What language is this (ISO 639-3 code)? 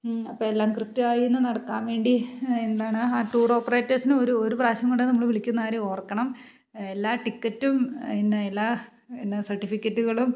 mal